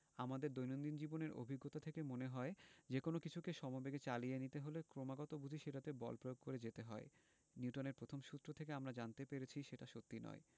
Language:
Bangla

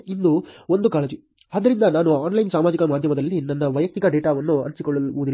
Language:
Kannada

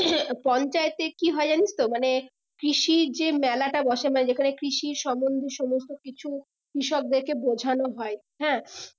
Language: Bangla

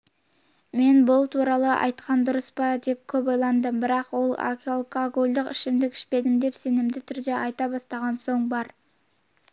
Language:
Kazakh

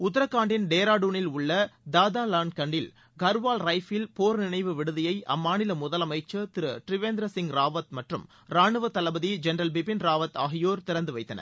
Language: Tamil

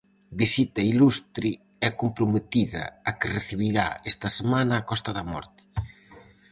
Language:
Galician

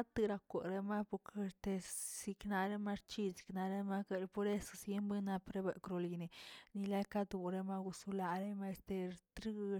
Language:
Tilquiapan Zapotec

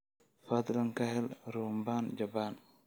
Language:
Somali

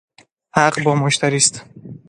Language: Persian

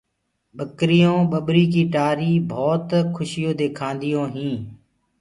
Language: Gurgula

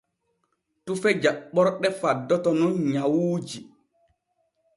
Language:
Borgu Fulfulde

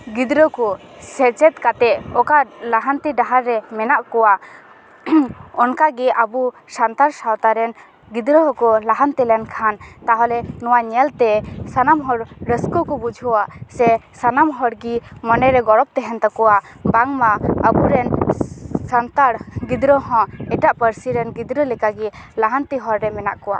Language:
Santali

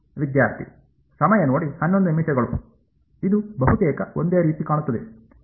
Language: Kannada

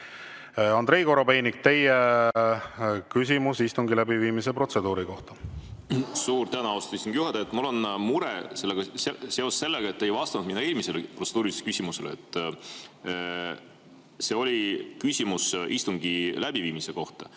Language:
Estonian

